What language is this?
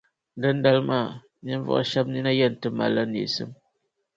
Dagbani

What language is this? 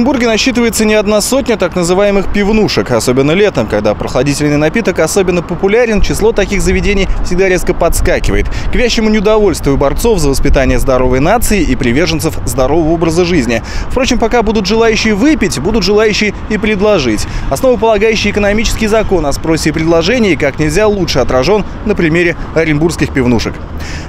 Russian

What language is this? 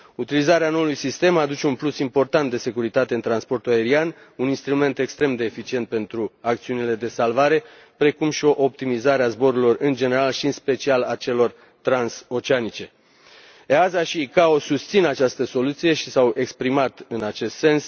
Romanian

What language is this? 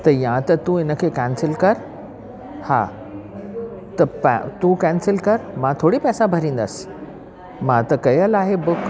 Sindhi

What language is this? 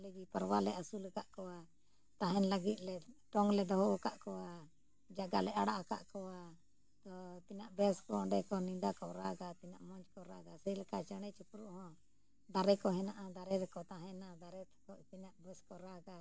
Santali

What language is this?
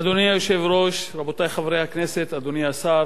Hebrew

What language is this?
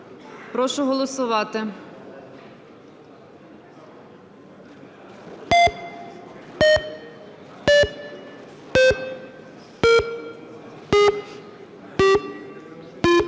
Ukrainian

